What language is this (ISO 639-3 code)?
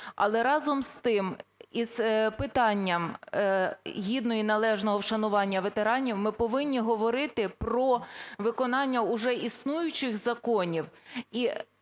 ukr